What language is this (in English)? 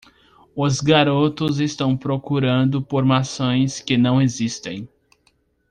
Portuguese